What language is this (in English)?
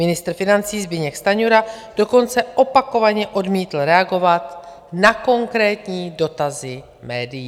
Czech